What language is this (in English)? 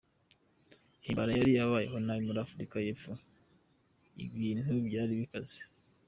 Kinyarwanda